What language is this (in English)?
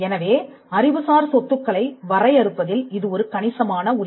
Tamil